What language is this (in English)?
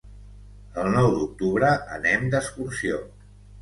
Catalan